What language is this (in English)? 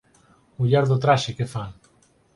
Galician